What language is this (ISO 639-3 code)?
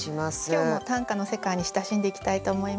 jpn